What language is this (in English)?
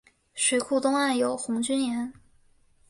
Chinese